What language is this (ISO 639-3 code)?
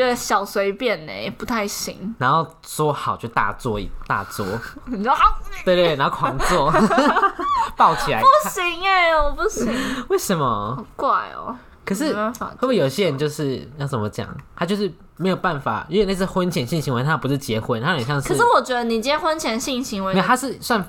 zho